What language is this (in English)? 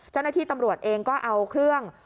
Thai